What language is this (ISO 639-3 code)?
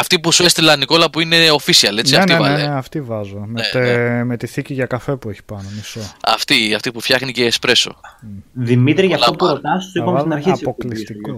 ell